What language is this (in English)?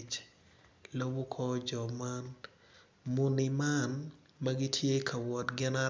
Acoli